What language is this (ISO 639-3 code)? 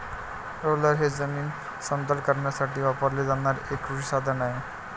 mar